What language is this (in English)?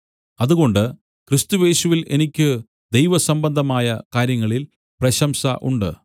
Malayalam